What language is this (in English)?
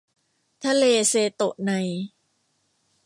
Thai